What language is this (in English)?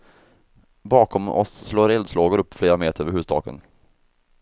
Swedish